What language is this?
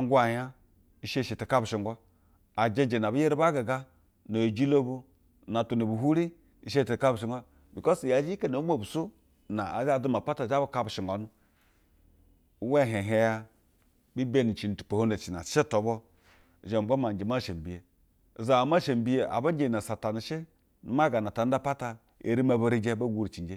Basa (Nigeria)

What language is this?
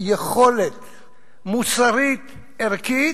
Hebrew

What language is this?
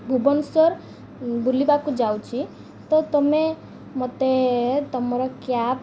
Odia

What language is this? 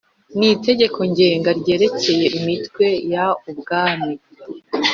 Kinyarwanda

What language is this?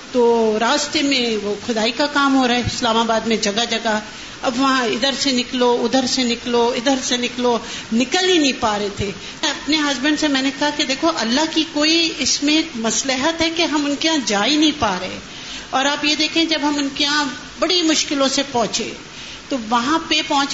Urdu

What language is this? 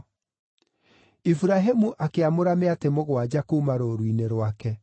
Kikuyu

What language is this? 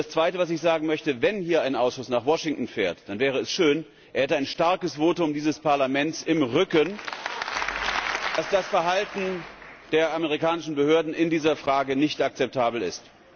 German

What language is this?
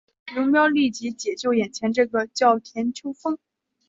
Chinese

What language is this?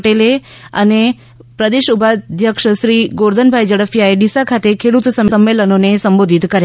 Gujarati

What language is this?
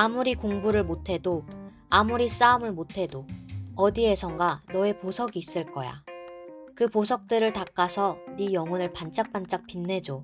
Korean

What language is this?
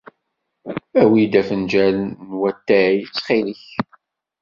Kabyle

